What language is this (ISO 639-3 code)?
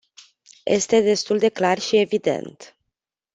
ron